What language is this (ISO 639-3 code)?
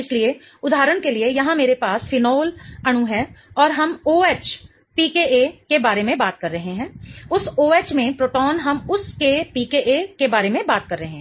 hin